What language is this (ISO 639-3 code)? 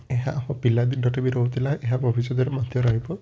ori